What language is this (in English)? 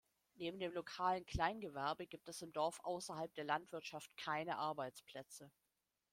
German